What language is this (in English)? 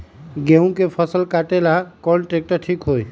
Magahi